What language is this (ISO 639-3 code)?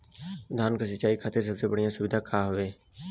bho